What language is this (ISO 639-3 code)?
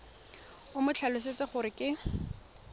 tsn